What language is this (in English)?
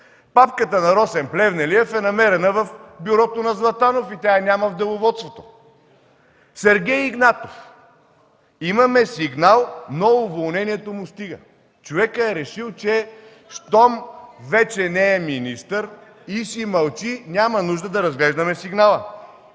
Bulgarian